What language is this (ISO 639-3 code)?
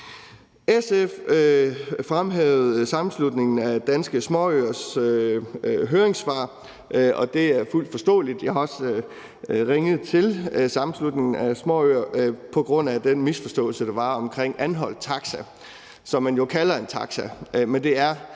dan